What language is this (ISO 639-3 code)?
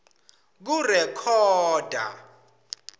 ssw